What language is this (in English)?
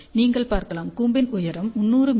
Tamil